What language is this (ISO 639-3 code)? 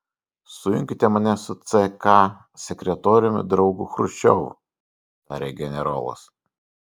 lit